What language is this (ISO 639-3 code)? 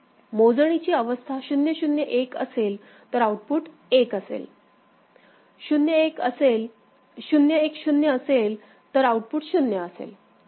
mar